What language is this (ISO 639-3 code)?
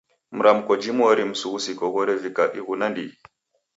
dav